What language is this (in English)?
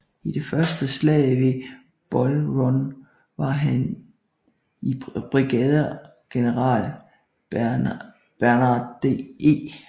Danish